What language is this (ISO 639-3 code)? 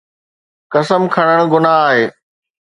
snd